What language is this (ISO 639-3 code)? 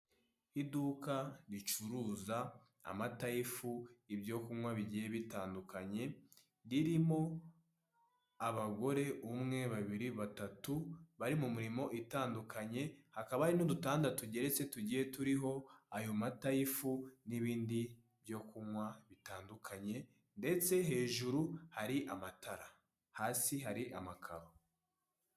kin